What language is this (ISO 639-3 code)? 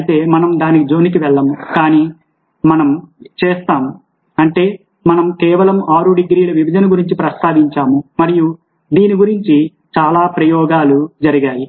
tel